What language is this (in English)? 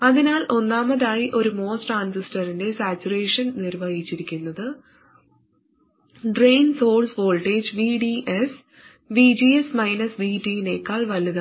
Malayalam